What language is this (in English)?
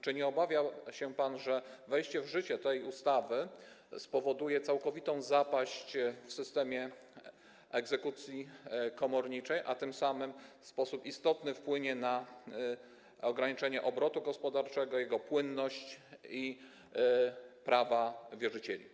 Polish